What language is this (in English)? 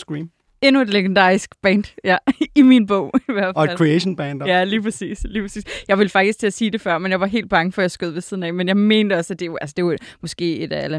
Danish